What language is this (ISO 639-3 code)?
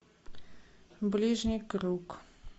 rus